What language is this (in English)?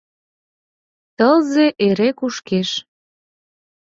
Mari